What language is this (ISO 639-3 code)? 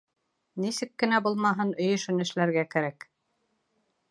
bak